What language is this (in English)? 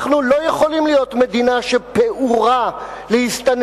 Hebrew